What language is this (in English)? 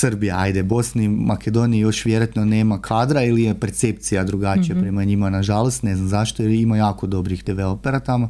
Croatian